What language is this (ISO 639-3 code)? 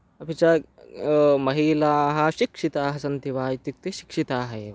san